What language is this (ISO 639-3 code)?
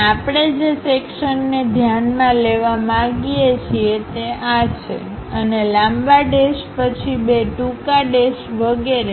guj